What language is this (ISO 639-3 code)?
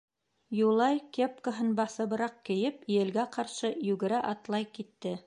bak